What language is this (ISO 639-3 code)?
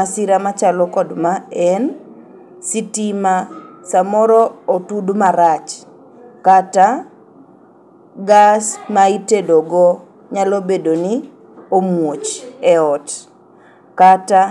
luo